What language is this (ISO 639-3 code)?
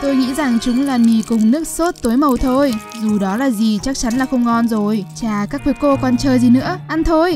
vie